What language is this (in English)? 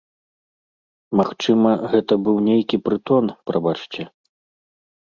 Belarusian